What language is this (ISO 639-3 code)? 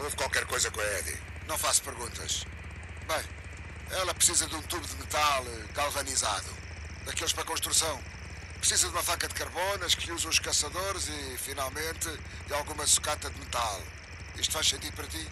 por